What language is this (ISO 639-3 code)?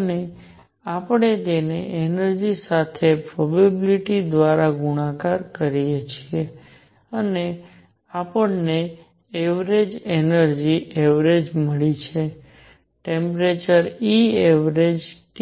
guj